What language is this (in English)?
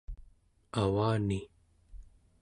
Central Yupik